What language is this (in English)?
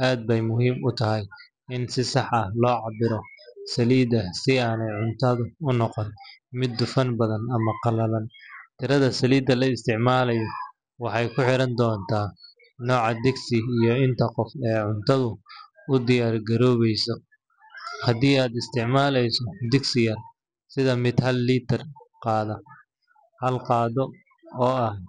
Somali